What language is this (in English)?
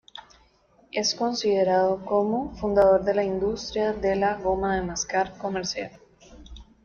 Spanish